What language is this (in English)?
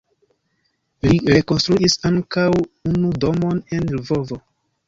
Esperanto